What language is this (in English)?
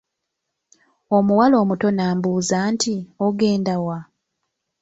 Ganda